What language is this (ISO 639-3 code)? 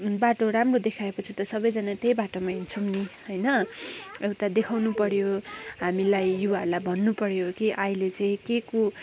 nep